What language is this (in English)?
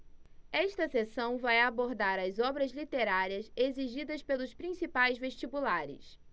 Portuguese